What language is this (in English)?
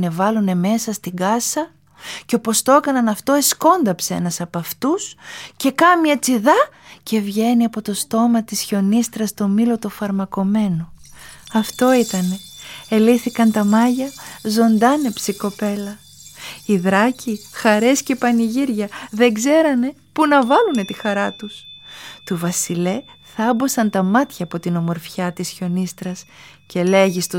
Greek